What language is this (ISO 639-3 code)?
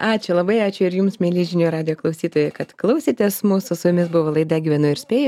lit